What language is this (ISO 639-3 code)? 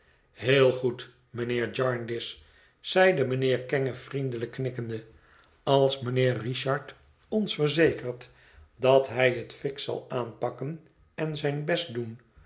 nld